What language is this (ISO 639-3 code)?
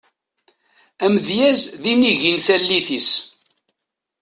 kab